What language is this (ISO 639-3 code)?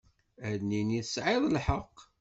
kab